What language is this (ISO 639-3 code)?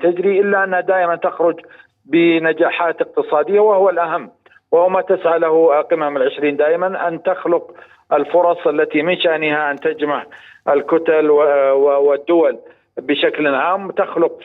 ara